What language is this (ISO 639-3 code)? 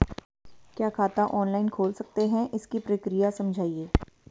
hin